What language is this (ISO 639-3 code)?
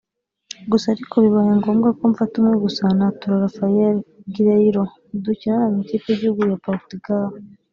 kin